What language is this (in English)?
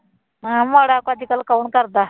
Punjabi